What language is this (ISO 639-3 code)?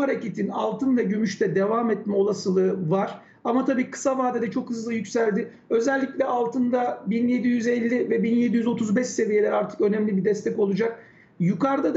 tur